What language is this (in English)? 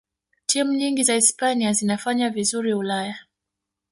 Swahili